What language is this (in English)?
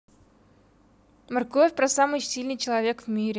Russian